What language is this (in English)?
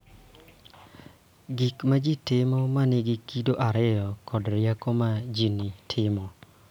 Luo (Kenya and Tanzania)